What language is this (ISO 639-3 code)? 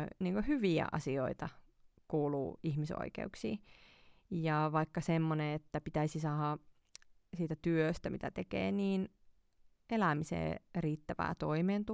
fin